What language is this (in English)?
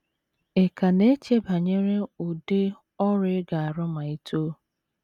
Igbo